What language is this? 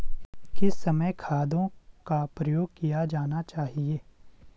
Hindi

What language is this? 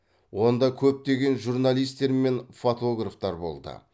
Kazakh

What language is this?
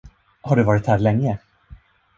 Swedish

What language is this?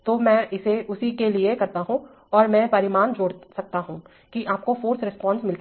Hindi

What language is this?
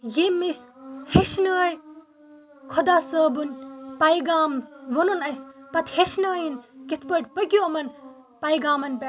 Kashmiri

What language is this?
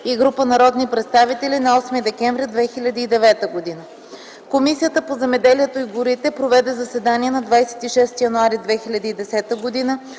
Bulgarian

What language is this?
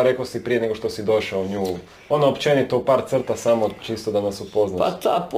Croatian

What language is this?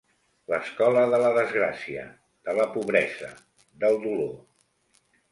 Catalan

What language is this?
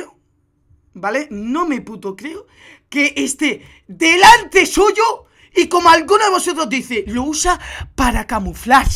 Spanish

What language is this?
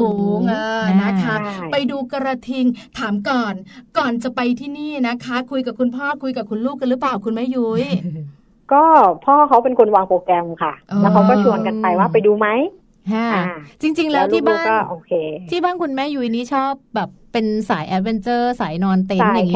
Thai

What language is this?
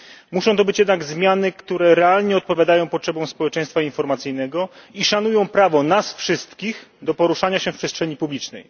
Polish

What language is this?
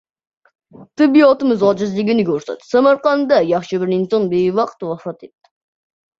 Uzbek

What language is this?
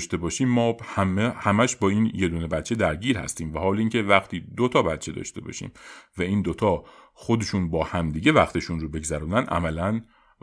Persian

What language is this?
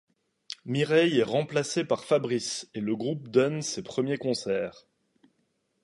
French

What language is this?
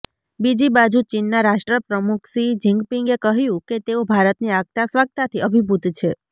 Gujarati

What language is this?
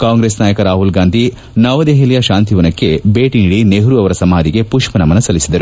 Kannada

